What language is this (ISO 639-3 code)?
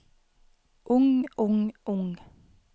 nor